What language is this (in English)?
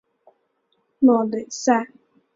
Chinese